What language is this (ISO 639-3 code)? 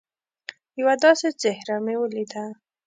pus